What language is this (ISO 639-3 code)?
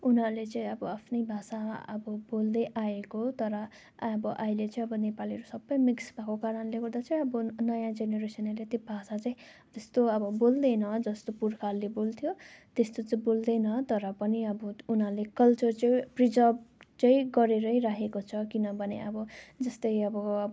nep